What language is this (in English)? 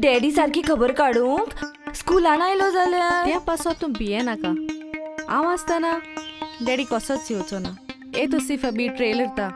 Hindi